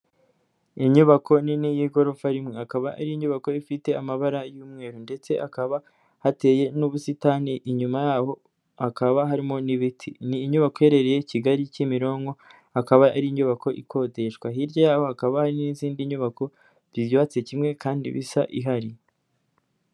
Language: Kinyarwanda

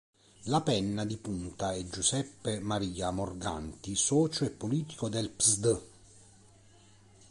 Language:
Italian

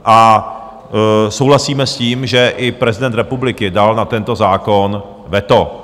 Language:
Czech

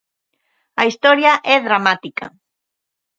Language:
Galician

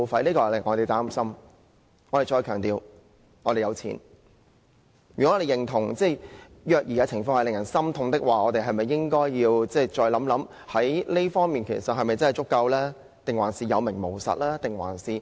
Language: Cantonese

